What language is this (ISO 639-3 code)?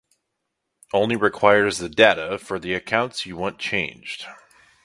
eng